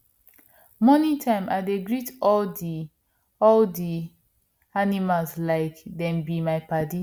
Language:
Nigerian Pidgin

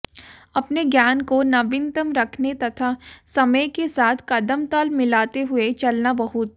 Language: Hindi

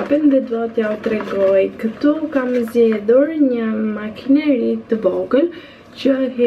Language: Romanian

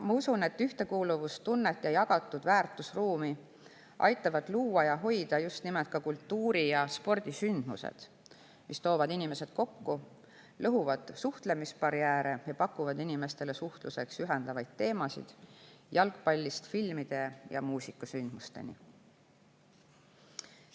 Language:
Estonian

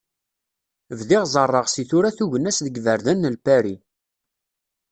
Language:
Kabyle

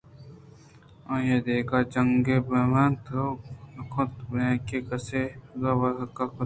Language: Eastern Balochi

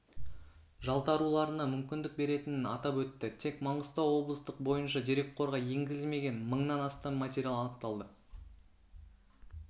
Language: Kazakh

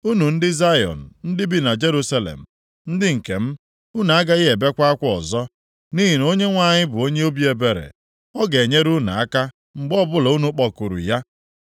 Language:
Igbo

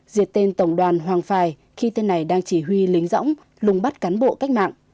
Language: Vietnamese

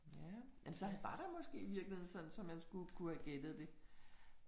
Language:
Danish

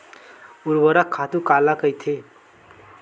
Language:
Chhattisgarhi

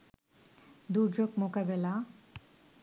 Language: Bangla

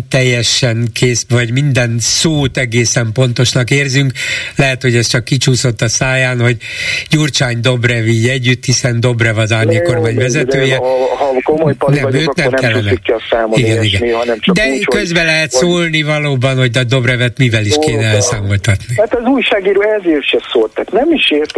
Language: Hungarian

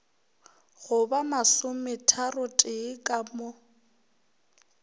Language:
Northern Sotho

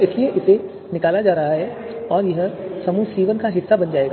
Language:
Hindi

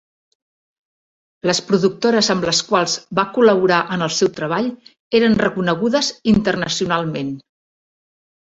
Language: Catalan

